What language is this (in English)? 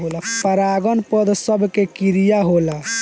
Bhojpuri